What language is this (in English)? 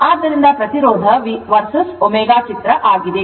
Kannada